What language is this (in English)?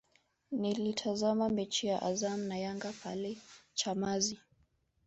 Swahili